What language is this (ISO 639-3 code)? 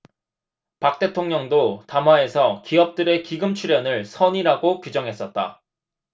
kor